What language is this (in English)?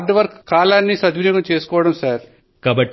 Telugu